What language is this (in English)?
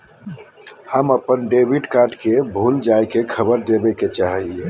Magahi